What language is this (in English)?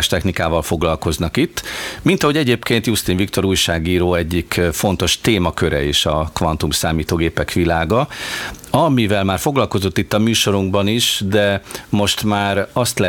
Hungarian